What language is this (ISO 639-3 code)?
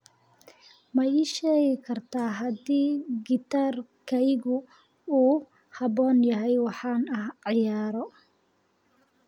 som